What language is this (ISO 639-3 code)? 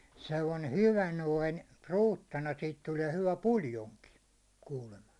fin